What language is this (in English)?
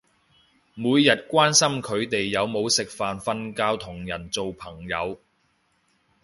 Cantonese